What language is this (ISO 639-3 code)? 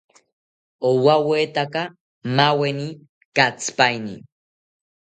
cpy